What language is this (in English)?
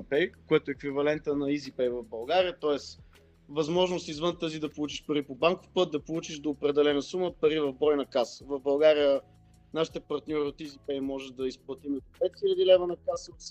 Bulgarian